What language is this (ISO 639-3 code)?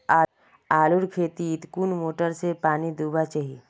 mag